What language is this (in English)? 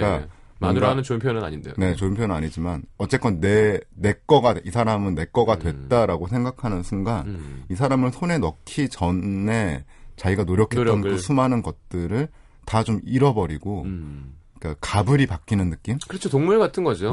Korean